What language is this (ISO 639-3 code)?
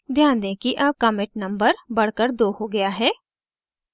hin